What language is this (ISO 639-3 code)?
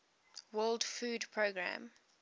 eng